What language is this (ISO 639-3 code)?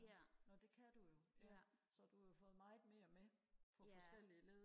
dan